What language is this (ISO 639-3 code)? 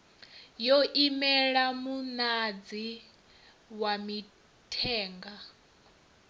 ven